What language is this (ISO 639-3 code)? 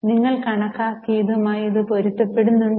mal